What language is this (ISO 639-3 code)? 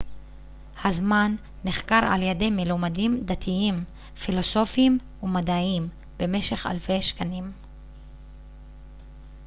heb